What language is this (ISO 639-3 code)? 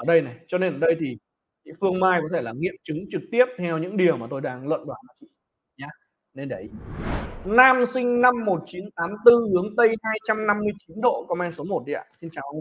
vie